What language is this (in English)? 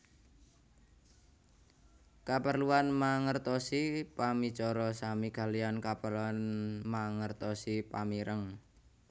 Javanese